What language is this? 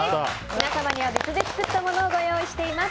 Japanese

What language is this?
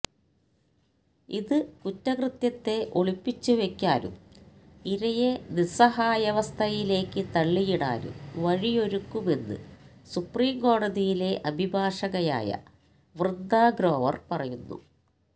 Malayalam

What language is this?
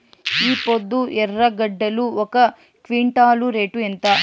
Telugu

